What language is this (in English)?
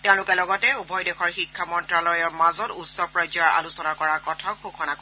Assamese